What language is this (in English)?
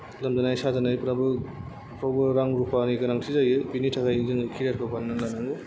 Bodo